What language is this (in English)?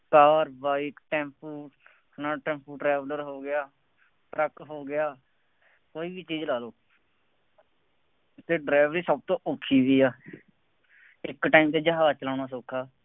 Punjabi